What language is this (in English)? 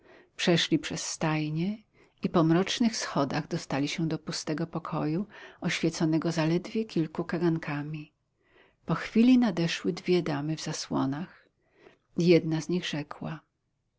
Polish